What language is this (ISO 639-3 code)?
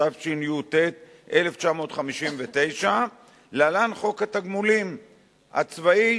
heb